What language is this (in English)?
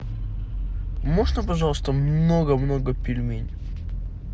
Russian